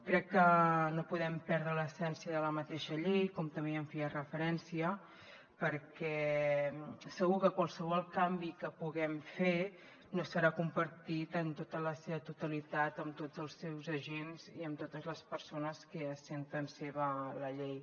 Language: Catalan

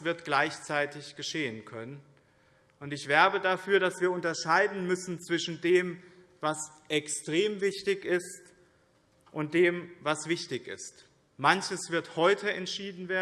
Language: German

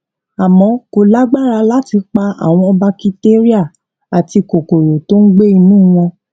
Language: Yoruba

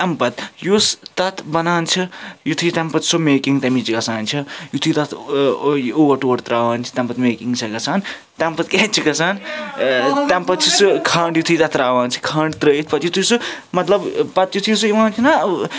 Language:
Kashmiri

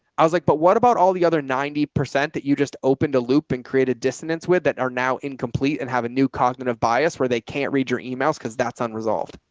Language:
English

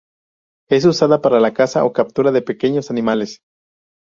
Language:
Spanish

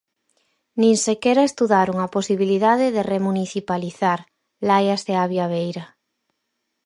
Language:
Galician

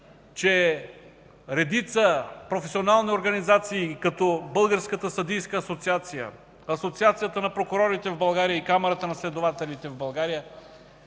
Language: Bulgarian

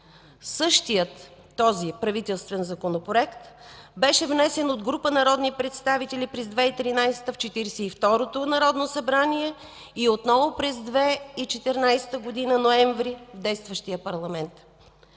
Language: Bulgarian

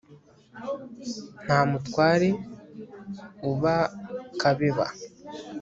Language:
Kinyarwanda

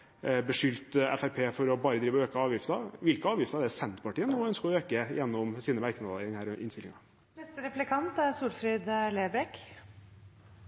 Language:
Norwegian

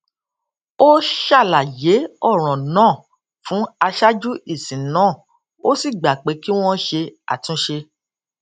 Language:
Yoruba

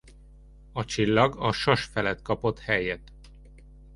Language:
Hungarian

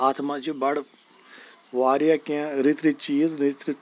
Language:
Kashmiri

